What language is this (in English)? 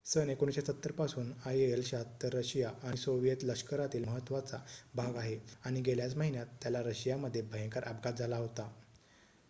Marathi